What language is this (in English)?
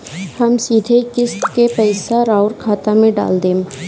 Bhojpuri